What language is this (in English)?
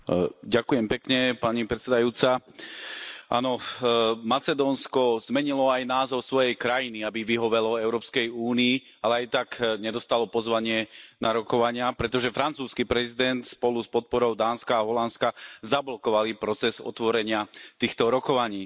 Slovak